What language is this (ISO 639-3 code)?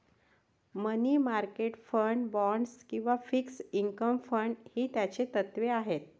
mar